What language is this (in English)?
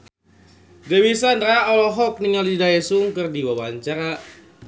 Sundanese